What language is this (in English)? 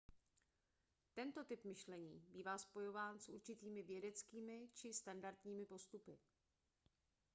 Czech